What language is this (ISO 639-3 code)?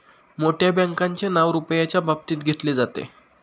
mar